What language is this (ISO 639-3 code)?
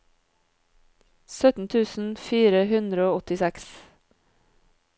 nor